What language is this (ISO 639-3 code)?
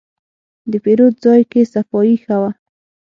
pus